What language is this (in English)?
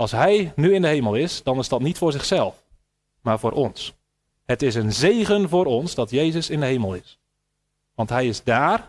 Dutch